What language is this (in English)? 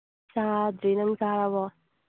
Manipuri